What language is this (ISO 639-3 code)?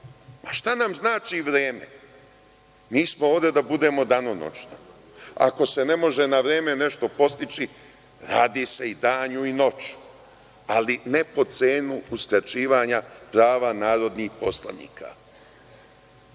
srp